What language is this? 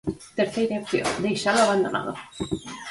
Galician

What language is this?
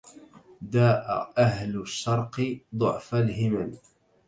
Arabic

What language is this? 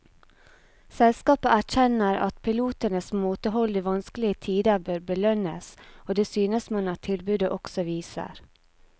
Norwegian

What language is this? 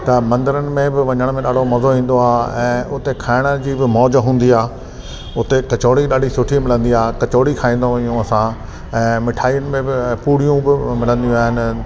Sindhi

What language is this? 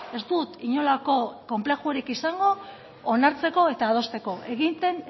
Basque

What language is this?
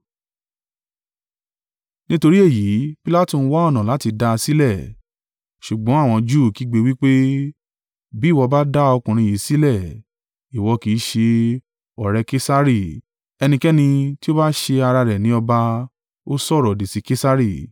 Yoruba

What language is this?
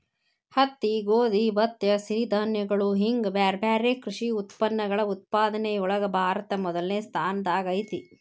Kannada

